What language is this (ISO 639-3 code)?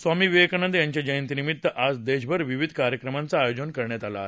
mar